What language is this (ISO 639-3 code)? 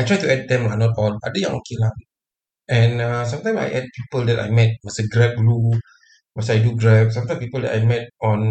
msa